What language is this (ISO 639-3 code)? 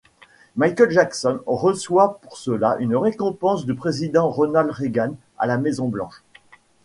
fra